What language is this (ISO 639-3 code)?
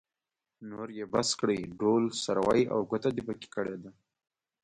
pus